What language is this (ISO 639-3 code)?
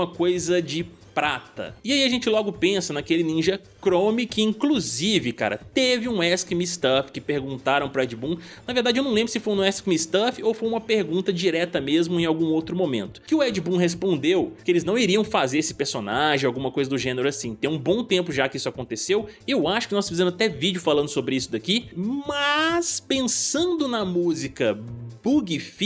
por